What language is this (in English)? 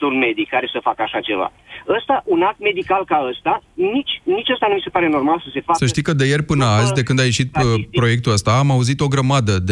Romanian